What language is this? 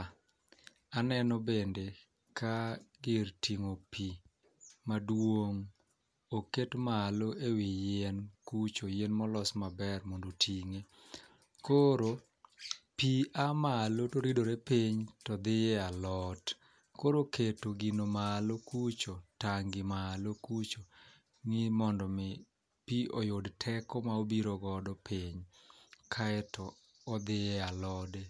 Luo (Kenya and Tanzania)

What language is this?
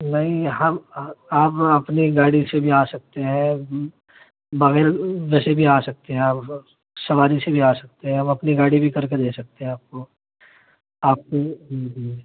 Urdu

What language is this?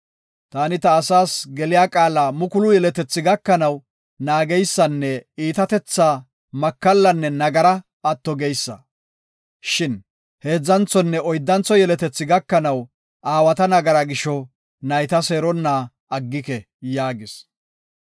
Gofa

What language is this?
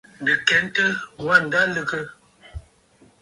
Bafut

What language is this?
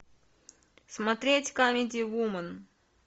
Russian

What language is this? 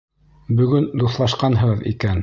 Bashkir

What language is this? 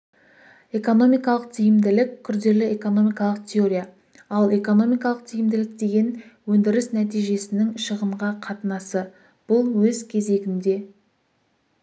Kazakh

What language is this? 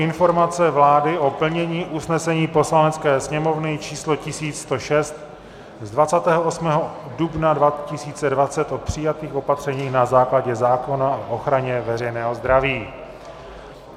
Czech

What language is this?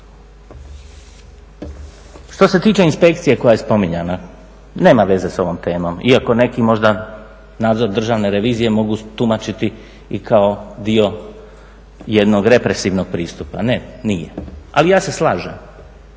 Croatian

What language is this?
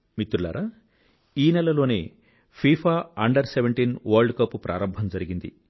Telugu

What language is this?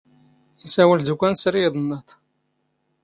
Standard Moroccan Tamazight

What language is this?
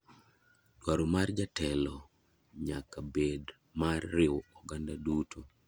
Luo (Kenya and Tanzania)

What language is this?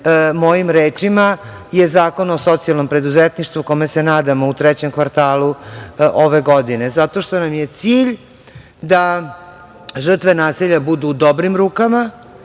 Serbian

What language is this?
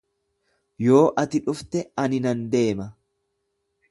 Oromo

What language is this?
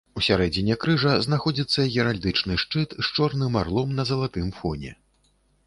Belarusian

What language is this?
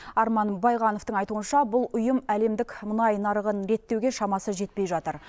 Kazakh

